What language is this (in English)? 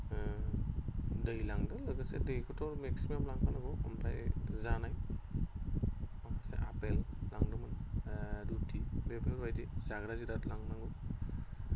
Bodo